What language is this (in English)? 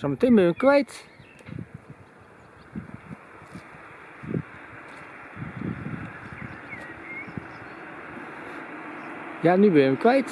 Dutch